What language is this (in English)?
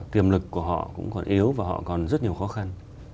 Vietnamese